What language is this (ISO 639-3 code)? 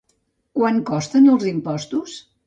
cat